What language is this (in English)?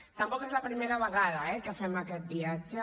Catalan